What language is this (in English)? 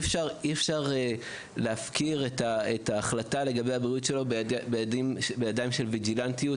Hebrew